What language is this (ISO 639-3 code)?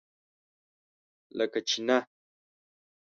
pus